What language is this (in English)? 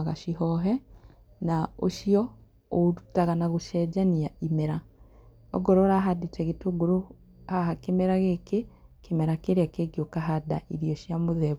Kikuyu